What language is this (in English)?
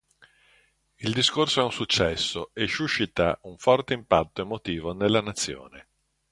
Italian